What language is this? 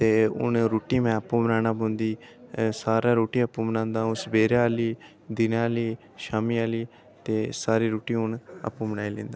Dogri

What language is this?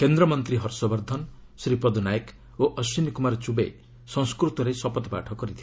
Odia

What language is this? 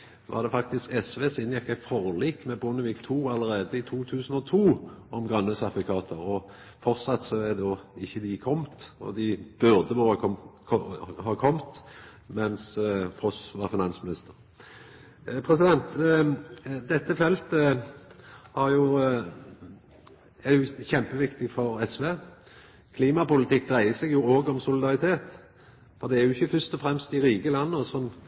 Norwegian Nynorsk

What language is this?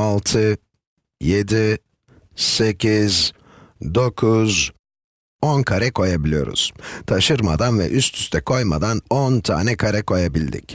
Turkish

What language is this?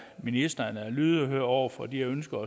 Danish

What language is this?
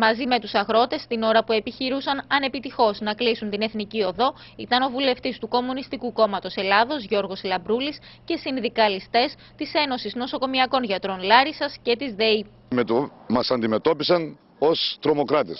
Greek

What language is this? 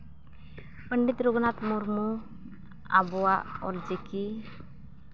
Santali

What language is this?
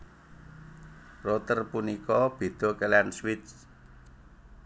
Javanese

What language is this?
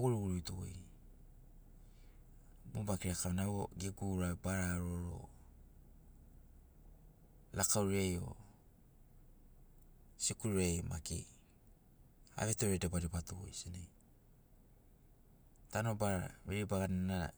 Sinaugoro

